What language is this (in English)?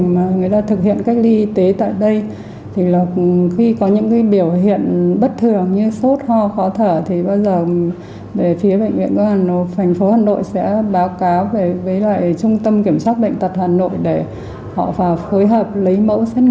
Vietnamese